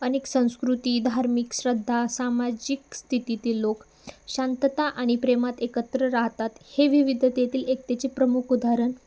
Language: Marathi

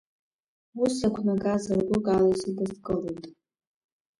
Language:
Abkhazian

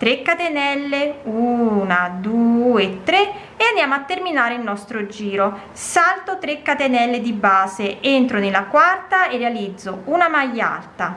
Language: Italian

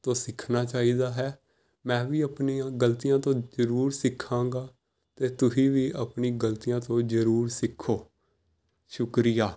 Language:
Punjabi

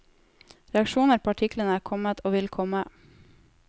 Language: Norwegian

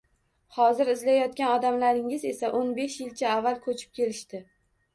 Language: Uzbek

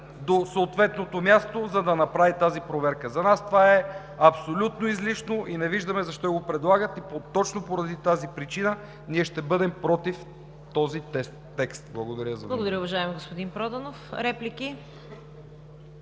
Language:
Bulgarian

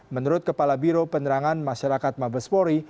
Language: Indonesian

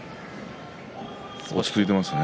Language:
Japanese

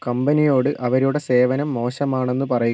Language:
Malayalam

